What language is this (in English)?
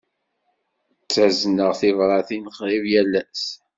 Kabyle